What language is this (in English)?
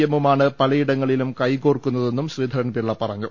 Malayalam